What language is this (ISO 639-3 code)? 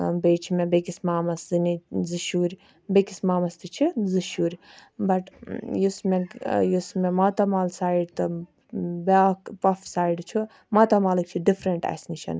kas